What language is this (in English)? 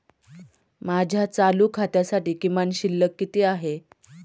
Marathi